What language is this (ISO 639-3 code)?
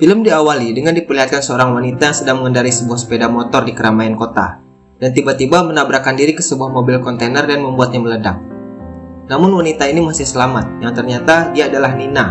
ind